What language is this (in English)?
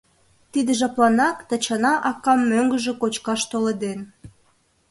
Mari